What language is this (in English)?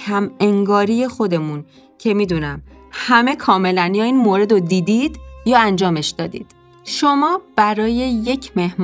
Persian